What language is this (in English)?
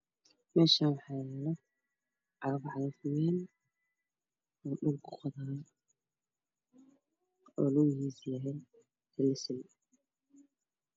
Somali